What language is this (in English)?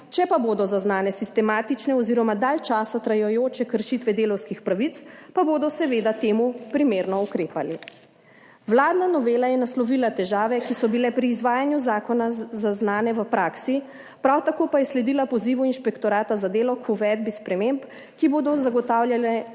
Slovenian